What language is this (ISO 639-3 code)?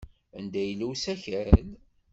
kab